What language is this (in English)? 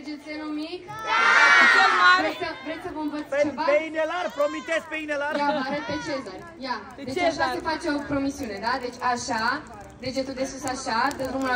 Romanian